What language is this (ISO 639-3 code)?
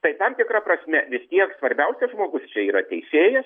lit